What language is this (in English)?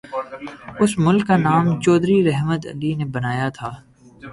Urdu